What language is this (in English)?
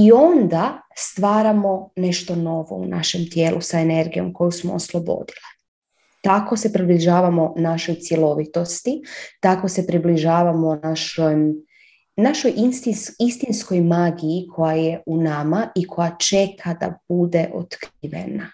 Croatian